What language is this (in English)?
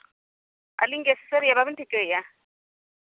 Santali